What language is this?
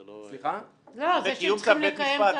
Hebrew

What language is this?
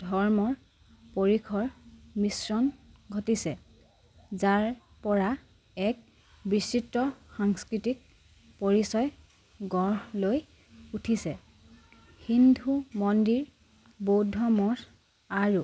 Assamese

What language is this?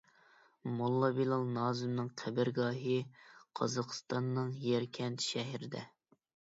Uyghur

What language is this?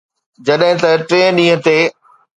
Sindhi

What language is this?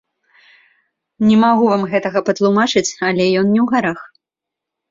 Belarusian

